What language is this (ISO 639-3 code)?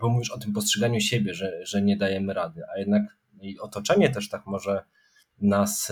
pol